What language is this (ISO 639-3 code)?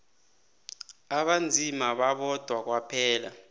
nbl